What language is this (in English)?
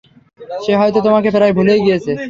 Bangla